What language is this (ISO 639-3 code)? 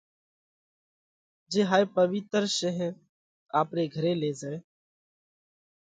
kvx